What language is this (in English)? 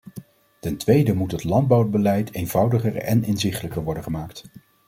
Dutch